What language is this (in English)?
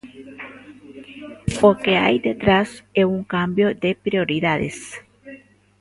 Galician